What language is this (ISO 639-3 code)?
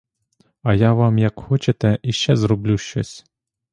ukr